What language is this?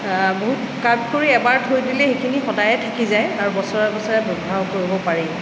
Assamese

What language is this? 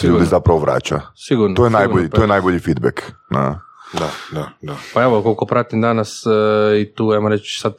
Croatian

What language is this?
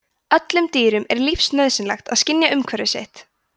Icelandic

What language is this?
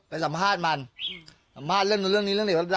Thai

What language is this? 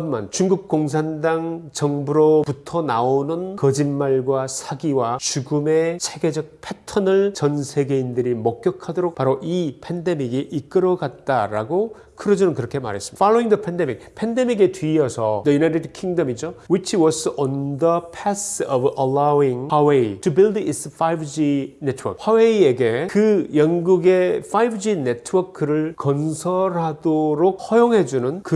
Korean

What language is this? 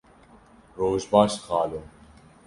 Kurdish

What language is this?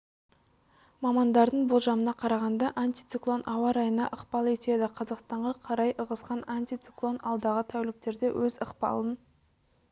Kazakh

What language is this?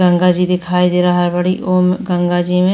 Bhojpuri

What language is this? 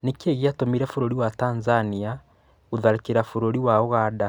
Kikuyu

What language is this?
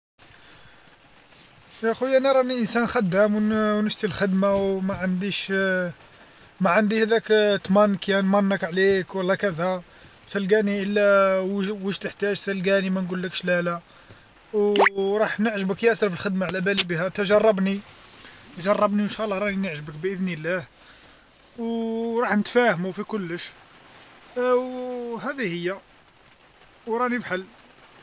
Algerian Arabic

